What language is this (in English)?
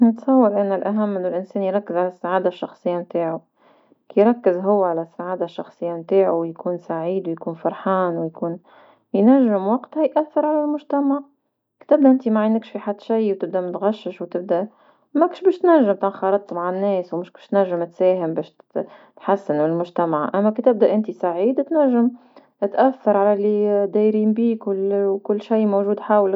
Tunisian Arabic